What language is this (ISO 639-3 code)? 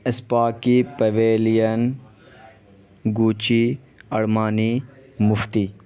urd